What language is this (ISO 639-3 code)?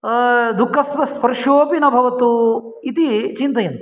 san